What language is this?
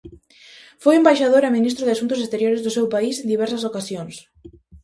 Galician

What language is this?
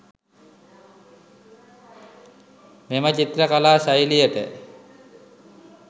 Sinhala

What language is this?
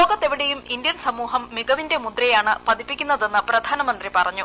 Malayalam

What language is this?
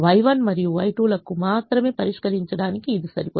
Telugu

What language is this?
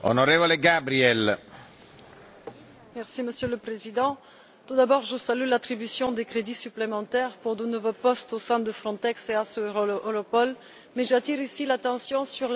French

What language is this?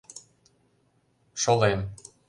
Mari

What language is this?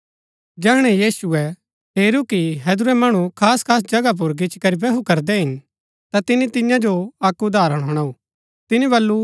Gaddi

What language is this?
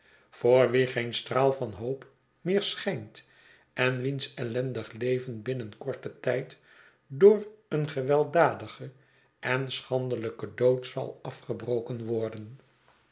Dutch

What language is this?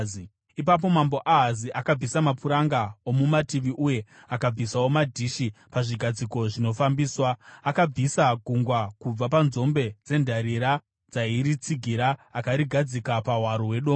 Shona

